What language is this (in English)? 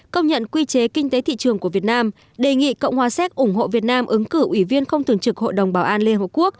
Vietnamese